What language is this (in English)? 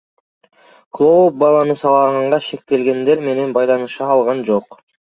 Kyrgyz